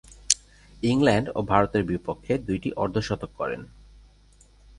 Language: Bangla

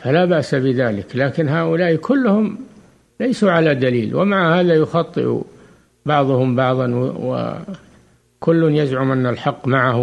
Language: Arabic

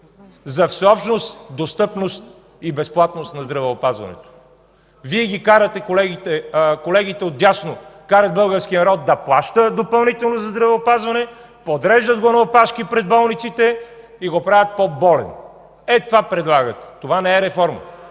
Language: Bulgarian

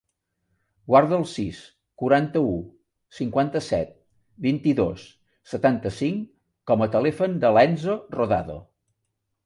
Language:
Catalan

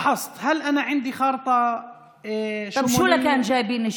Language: Hebrew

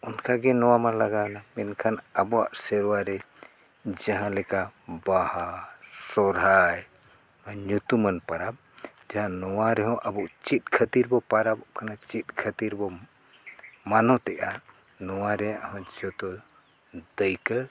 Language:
Santali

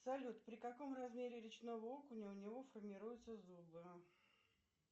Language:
Russian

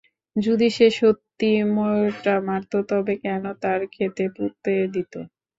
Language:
Bangla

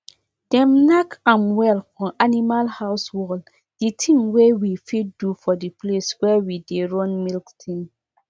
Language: Nigerian Pidgin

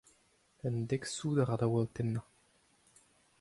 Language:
Breton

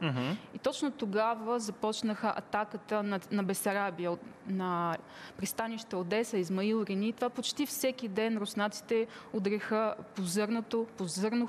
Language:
Bulgarian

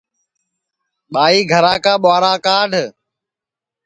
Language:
Sansi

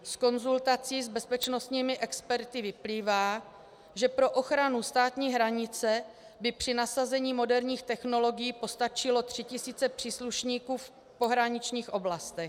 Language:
Czech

